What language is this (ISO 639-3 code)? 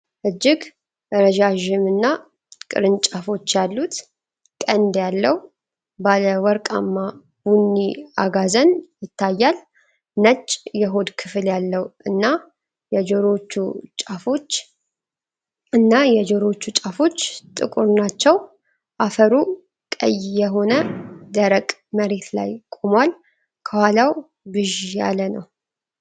amh